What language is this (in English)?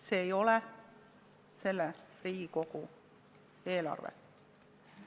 Estonian